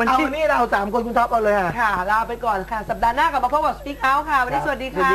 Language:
Thai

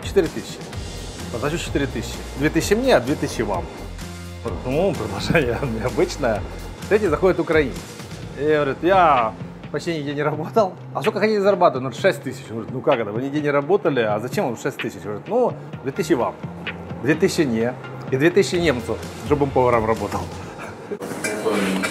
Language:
Russian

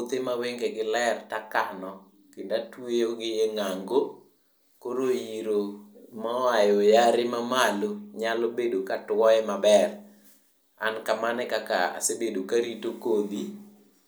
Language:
Luo (Kenya and Tanzania)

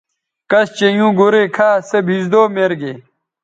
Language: Bateri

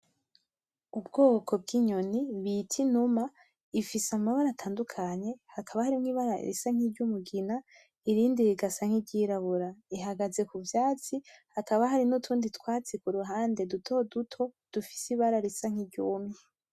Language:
Rundi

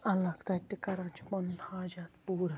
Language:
Kashmiri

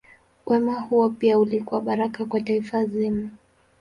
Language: Swahili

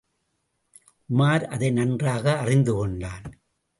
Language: Tamil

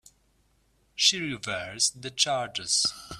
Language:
English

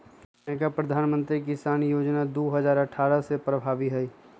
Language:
Magahi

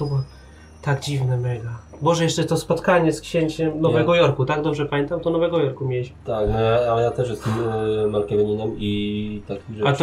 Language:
Polish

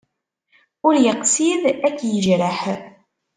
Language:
Kabyle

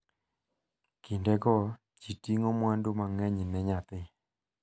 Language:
Luo (Kenya and Tanzania)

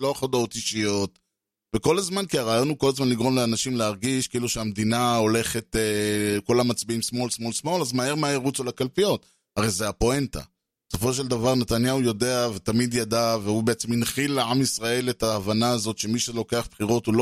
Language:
Hebrew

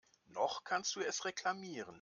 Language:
German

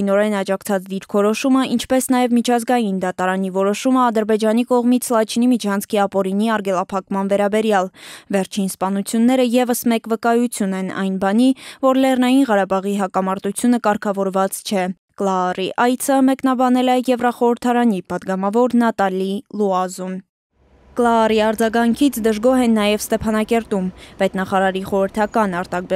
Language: Turkish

